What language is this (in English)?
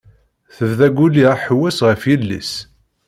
Kabyle